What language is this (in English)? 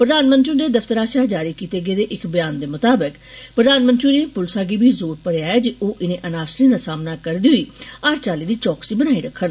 Dogri